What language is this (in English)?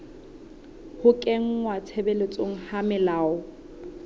Southern Sotho